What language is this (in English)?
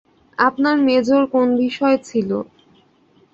Bangla